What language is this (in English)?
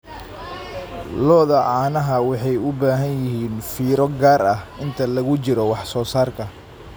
Somali